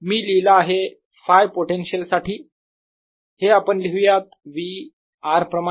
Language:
Marathi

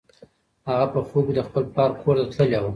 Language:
Pashto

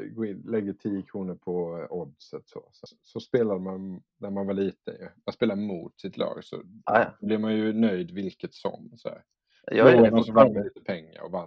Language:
Swedish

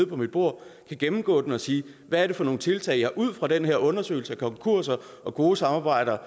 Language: Danish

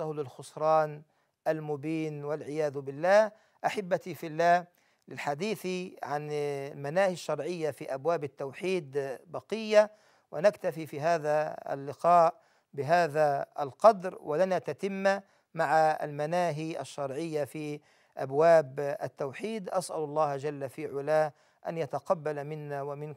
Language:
Arabic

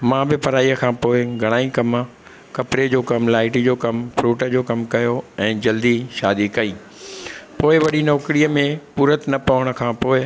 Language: Sindhi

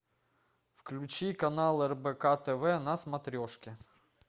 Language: Russian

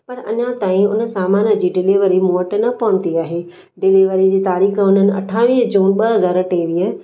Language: Sindhi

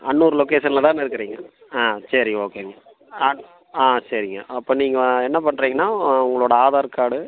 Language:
Tamil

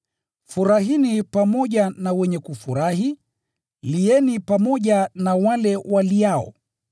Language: Swahili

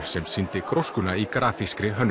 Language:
Icelandic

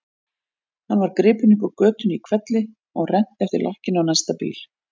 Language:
Icelandic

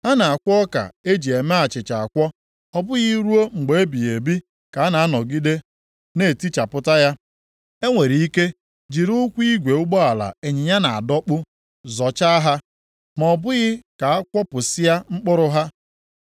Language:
Igbo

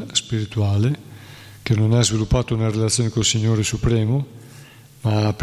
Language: Italian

